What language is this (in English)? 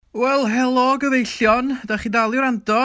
Welsh